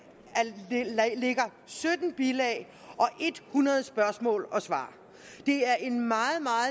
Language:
Danish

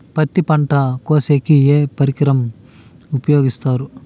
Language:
Telugu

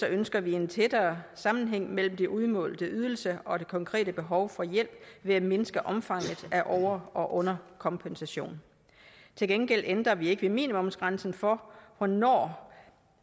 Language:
Danish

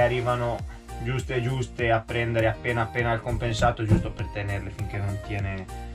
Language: Italian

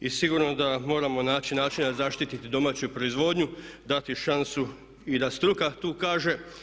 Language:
Croatian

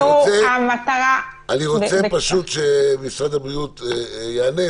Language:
Hebrew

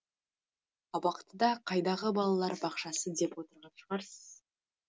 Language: Kazakh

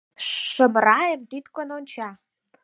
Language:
Mari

